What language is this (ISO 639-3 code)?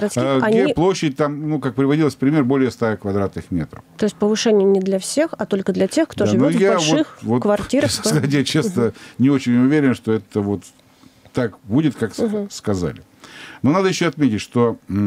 rus